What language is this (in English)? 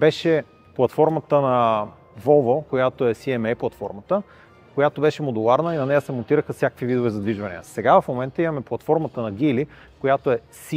Bulgarian